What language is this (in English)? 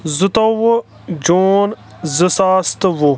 Kashmiri